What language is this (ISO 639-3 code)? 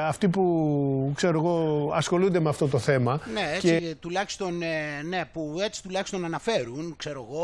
ell